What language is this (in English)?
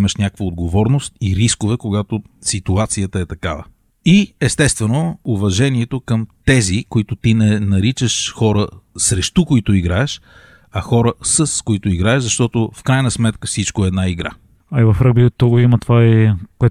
Bulgarian